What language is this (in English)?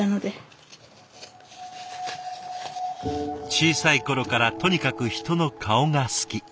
Japanese